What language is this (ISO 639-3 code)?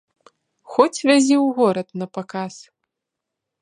bel